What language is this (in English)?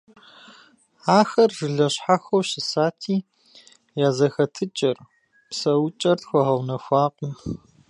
Kabardian